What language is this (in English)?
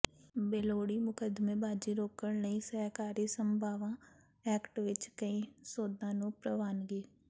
Punjabi